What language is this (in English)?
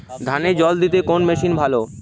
Bangla